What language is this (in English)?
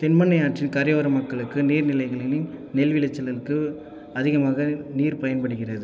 Tamil